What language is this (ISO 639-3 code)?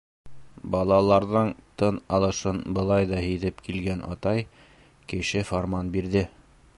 bak